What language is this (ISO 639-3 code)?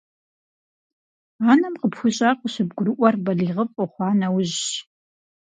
kbd